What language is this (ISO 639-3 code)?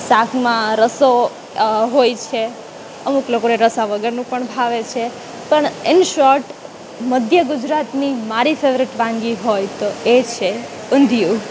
guj